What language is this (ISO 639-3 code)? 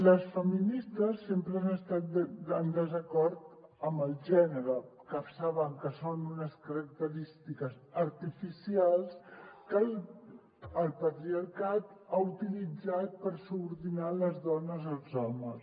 cat